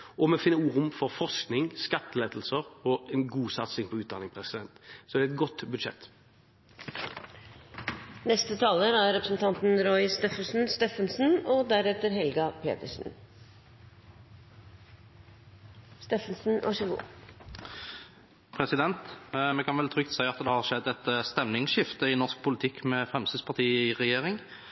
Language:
Norwegian Bokmål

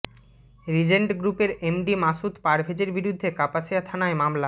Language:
Bangla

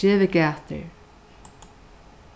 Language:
Faroese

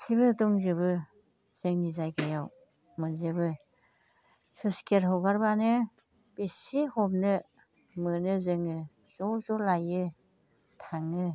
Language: Bodo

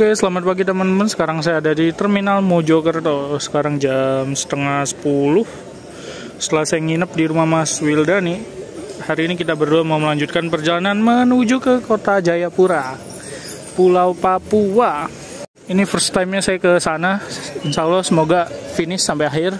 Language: Indonesian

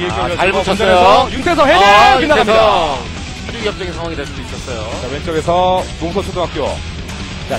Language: Korean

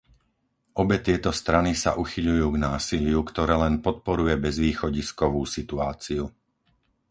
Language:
Slovak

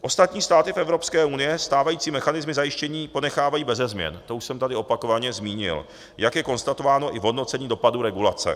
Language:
Czech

